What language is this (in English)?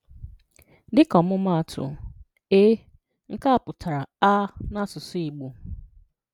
Igbo